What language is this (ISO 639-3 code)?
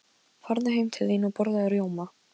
isl